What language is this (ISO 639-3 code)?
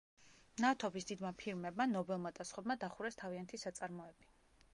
kat